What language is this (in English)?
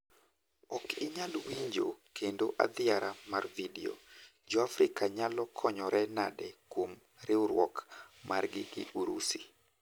Luo (Kenya and Tanzania)